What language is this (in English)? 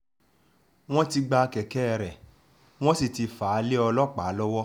Yoruba